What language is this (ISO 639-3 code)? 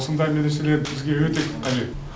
kaz